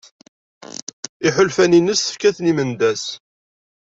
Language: Kabyle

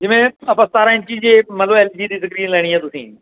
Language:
Punjabi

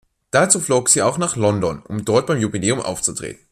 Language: German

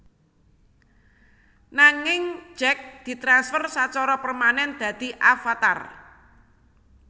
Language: Javanese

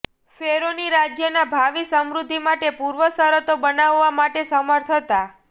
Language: Gujarati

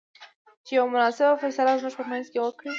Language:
Pashto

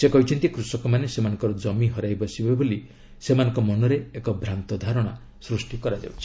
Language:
Odia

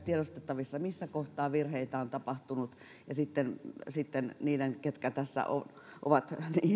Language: Finnish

